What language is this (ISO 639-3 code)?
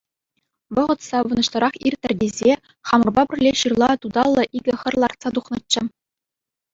chv